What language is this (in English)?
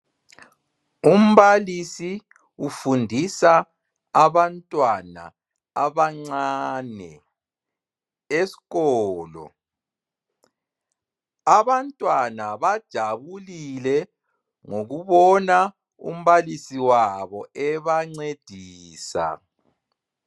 North Ndebele